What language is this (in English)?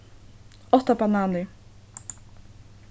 Faroese